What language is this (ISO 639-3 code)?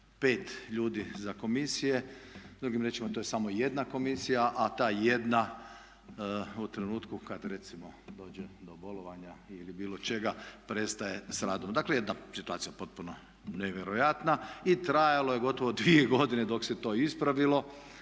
hrv